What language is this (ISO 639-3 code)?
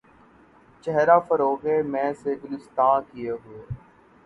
urd